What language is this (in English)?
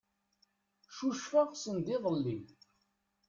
Kabyle